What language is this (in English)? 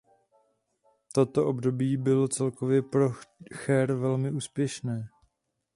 Czech